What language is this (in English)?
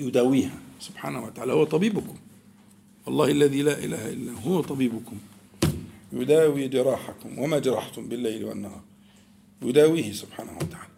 Arabic